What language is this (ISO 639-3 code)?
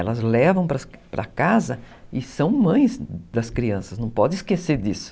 por